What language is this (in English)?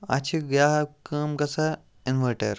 Kashmiri